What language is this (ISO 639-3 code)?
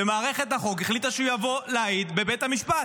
heb